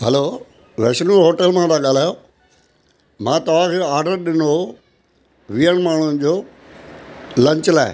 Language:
Sindhi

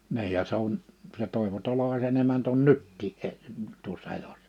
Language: Finnish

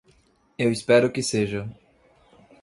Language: Portuguese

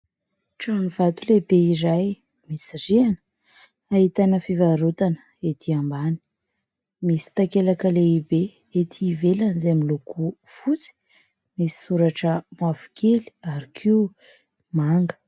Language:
Malagasy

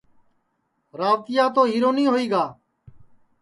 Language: Sansi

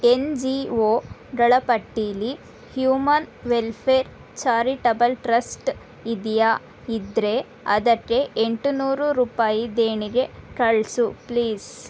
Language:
Kannada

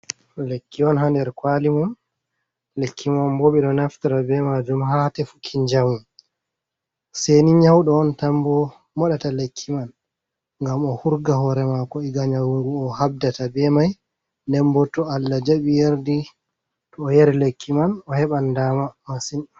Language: Fula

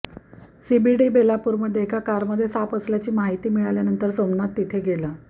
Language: Marathi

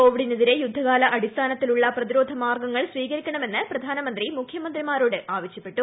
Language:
Malayalam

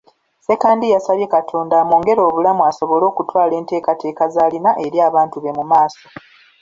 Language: Ganda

